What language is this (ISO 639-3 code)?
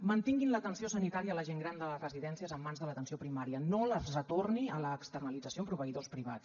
cat